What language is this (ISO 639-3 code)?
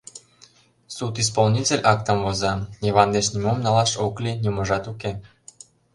chm